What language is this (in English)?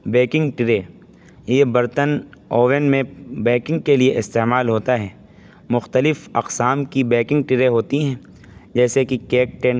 Urdu